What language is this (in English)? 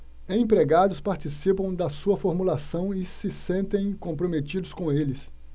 Portuguese